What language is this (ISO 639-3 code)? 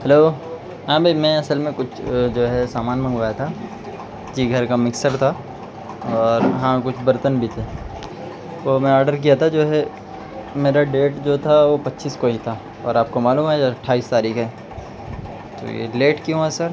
urd